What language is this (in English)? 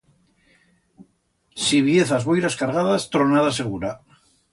Aragonese